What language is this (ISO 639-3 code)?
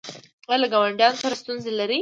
pus